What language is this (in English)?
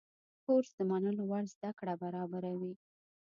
Pashto